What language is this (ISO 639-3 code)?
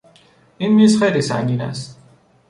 fas